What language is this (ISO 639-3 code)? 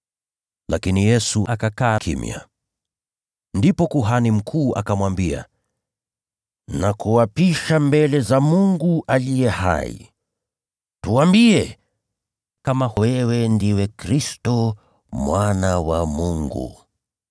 swa